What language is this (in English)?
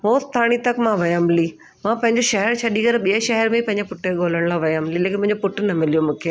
Sindhi